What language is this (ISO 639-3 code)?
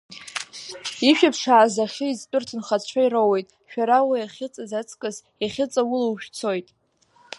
abk